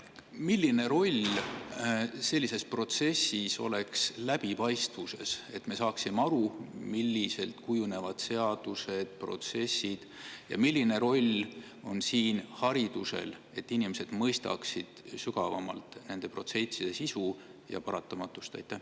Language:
Estonian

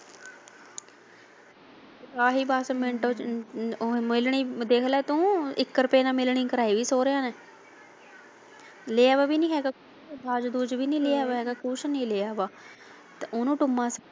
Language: Punjabi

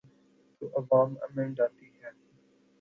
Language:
Urdu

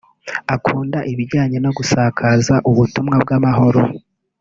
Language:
Kinyarwanda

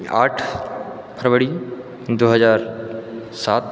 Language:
Maithili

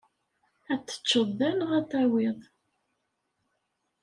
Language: Kabyle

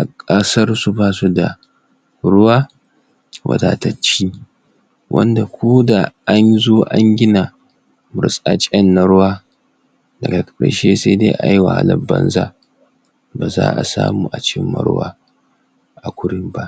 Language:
Hausa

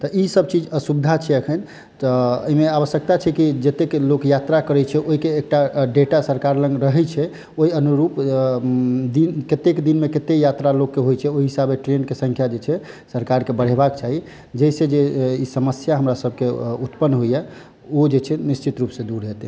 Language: Maithili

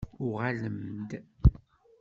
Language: Kabyle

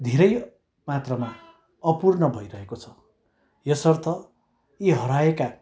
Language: Nepali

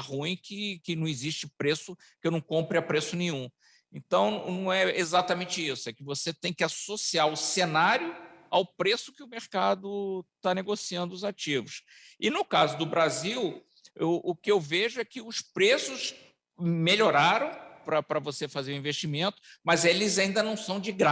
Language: Portuguese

